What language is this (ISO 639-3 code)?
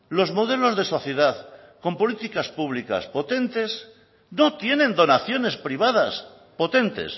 spa